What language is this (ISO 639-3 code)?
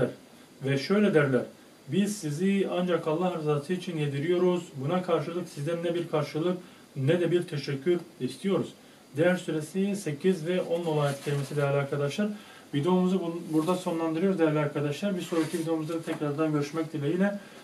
tur